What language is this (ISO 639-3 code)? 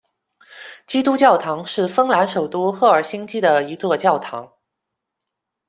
zho